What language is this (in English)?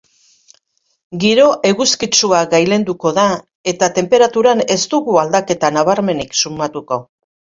Basque